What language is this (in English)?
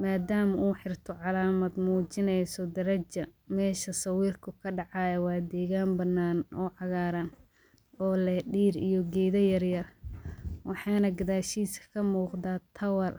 Somali